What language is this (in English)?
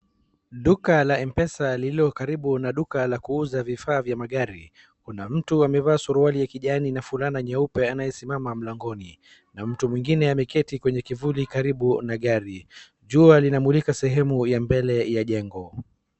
Swahili